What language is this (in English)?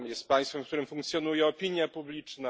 Polish